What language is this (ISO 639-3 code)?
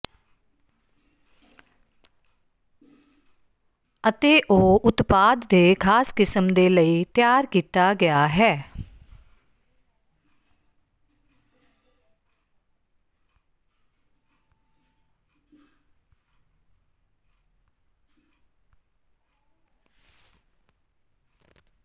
pan